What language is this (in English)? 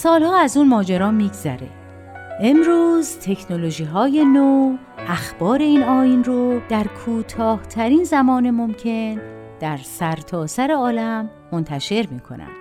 Persian